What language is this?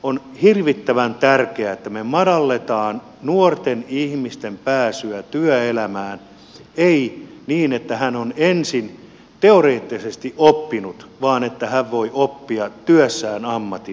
Finnish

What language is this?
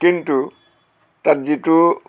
Assamese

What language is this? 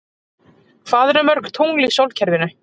Icelandic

